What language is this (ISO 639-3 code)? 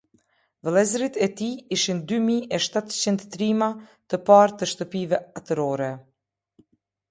sqi